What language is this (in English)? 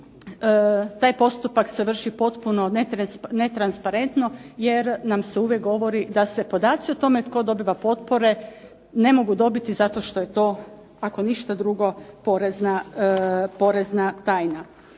Croatian